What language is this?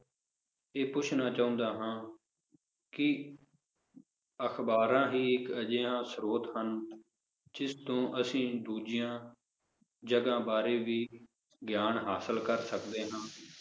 Punjabi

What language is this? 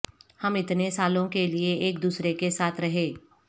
Urdu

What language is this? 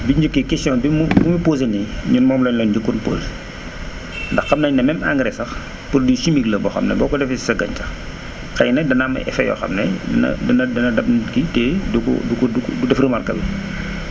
Wolof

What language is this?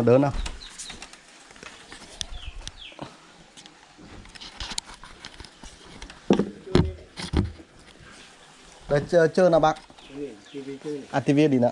Vietnamese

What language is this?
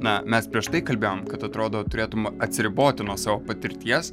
Lithuanian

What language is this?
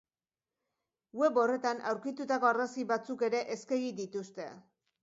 Basque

